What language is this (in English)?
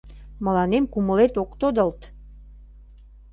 Mari